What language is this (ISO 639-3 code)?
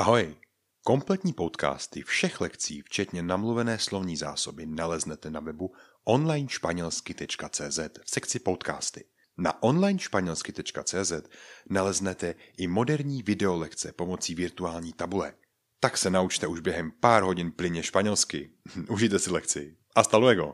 ces